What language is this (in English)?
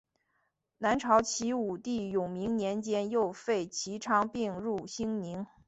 Chinese